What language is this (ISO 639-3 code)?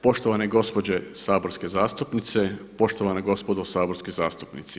hrv